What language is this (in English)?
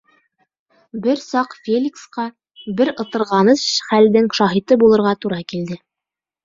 Bashkir